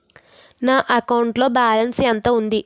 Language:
Telugu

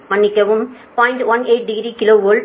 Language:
Tamil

